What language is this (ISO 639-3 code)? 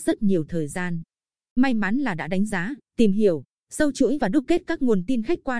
vie